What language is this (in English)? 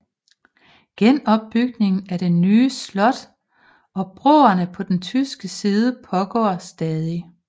Danish